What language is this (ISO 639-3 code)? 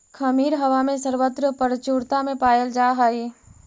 mag